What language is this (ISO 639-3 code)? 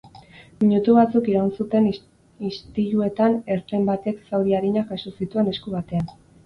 eus